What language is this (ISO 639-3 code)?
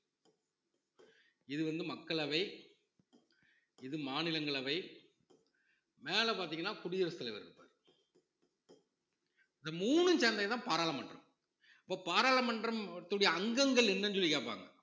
tam